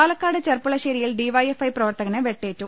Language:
Malayalam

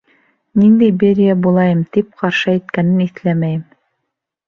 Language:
Bashkir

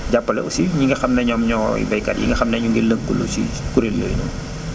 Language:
Wolof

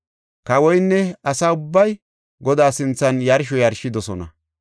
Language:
Gofa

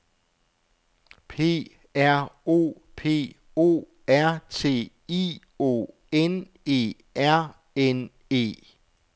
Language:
Danish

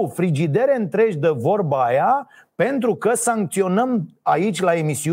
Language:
Romanian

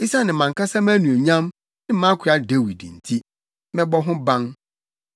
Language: Akan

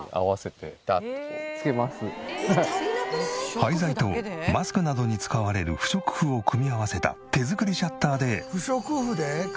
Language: Japanese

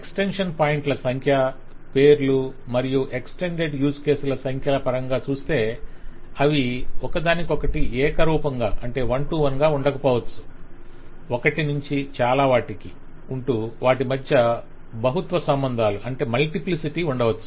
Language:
Telugu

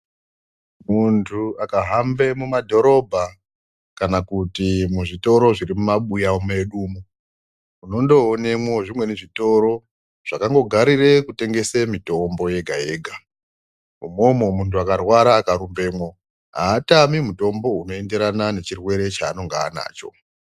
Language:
Ndau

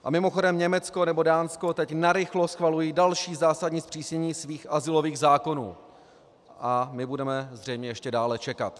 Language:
Czech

